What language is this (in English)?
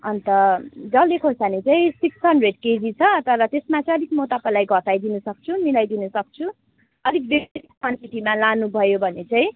Nepali